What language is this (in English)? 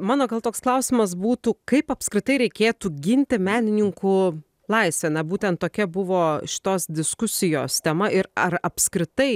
Lithuanian